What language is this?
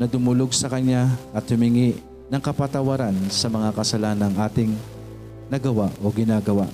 Filipino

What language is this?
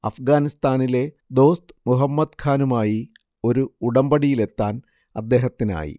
Malayalam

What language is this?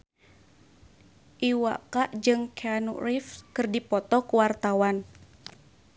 Sundanese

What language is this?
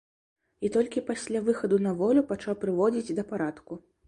Belarusian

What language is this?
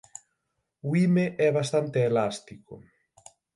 Galician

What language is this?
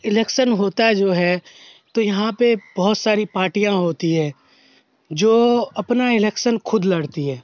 Urdu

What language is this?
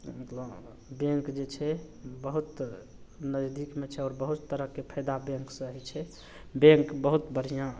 Maithili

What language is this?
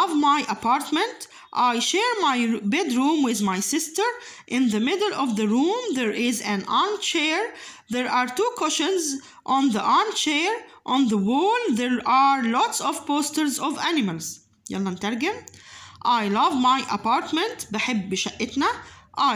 Arabic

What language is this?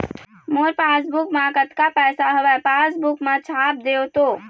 Chhattisgarhi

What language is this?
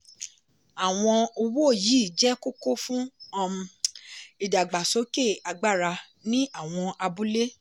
Yoruba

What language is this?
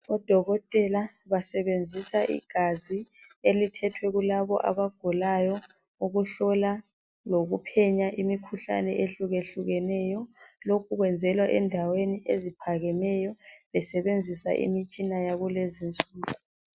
North Ndebele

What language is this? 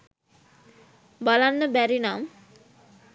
Sinhala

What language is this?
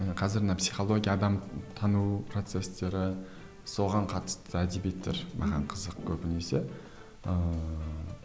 Kazakh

